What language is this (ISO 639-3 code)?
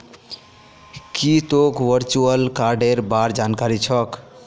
mag